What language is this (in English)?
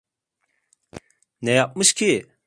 Turkish